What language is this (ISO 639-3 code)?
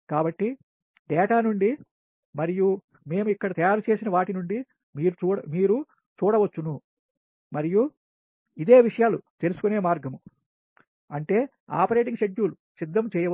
tel